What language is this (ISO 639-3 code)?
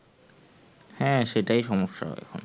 ben